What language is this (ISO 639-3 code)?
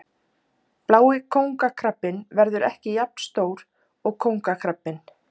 isl